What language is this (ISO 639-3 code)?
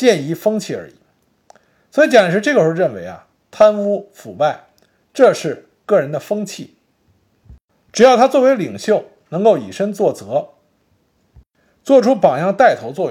zho